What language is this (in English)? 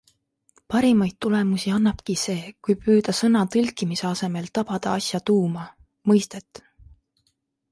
Estonian